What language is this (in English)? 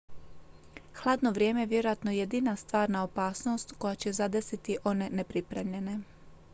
Croatian